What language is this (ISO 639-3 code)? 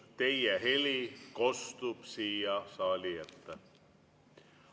est